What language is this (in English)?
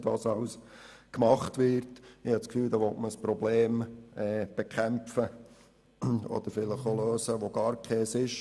Swiss German